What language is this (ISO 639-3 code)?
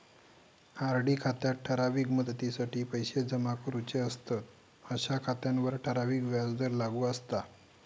mar